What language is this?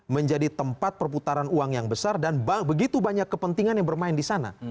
Indonesian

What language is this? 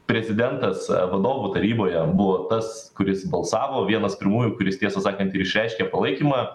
Lithuanian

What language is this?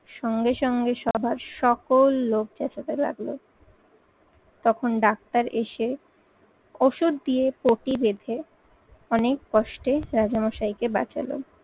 Bangla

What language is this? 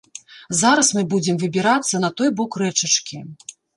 Belarusian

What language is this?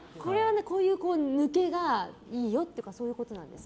Japanese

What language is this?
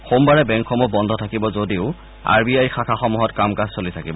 Assamese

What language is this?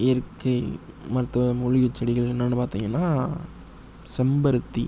Tamil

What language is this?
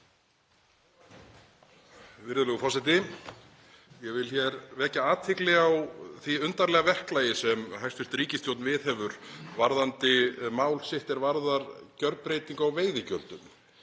Icelandic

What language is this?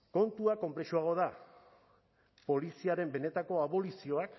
Basque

